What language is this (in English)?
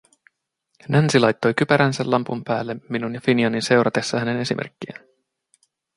Finnish